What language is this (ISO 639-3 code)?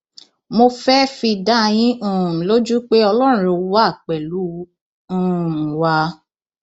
yor